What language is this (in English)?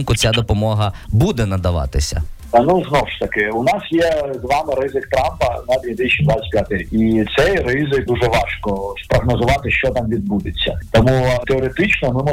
Ukrainian